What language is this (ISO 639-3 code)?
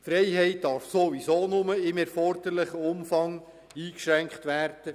gsw